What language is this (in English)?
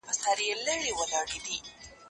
Pashto